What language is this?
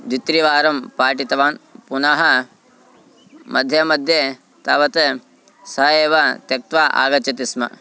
Sanskrit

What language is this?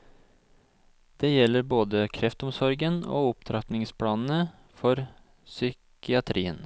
Norwegian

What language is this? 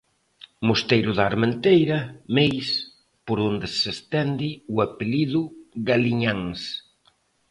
Galician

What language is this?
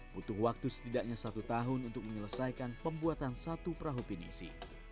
Indonesian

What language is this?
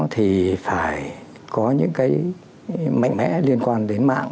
Vietnamese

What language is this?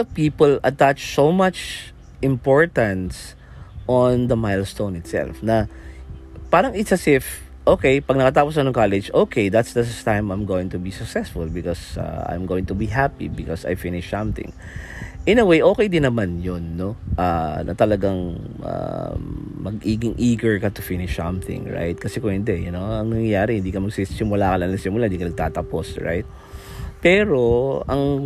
Filipino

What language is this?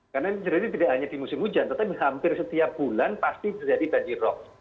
Indonesian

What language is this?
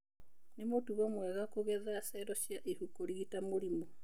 Kikuyu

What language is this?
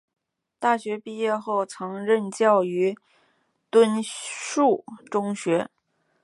Chinese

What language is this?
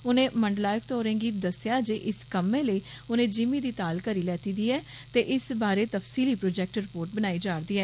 Dogri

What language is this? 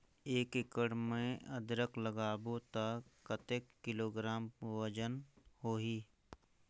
Chhattisgarhi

